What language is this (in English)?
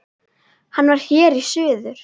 Icelandic